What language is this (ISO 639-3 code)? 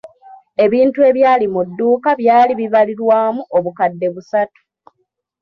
lug